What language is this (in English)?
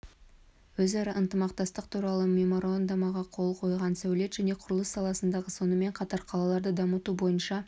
Kazakh